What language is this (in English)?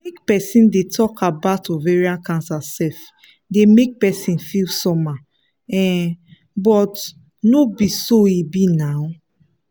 Nigerian Pidgin